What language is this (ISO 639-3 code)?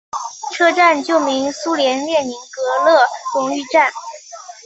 zho